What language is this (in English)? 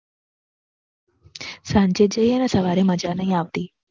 Gujarati